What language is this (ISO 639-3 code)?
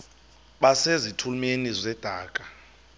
xho